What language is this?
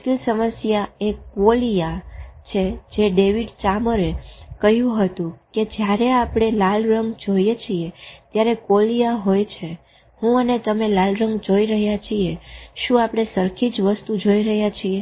Gujarati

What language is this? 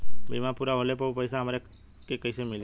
Bhojpuri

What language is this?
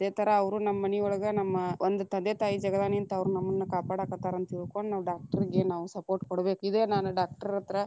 Kannada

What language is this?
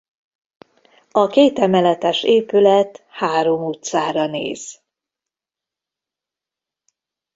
Hungarian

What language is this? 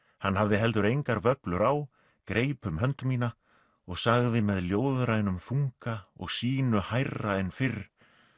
Icelandic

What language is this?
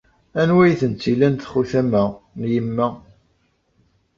Kabyle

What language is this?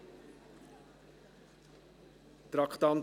Swiss German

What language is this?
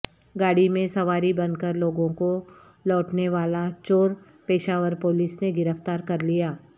Urdu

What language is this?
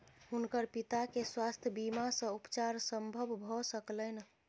Maithili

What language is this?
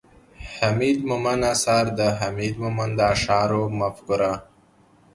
Pashto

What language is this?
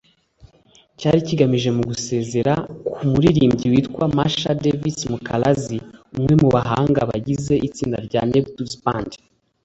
Kinyarwanda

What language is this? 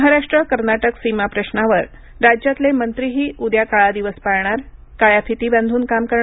Marathi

